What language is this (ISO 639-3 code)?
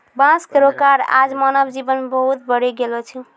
mai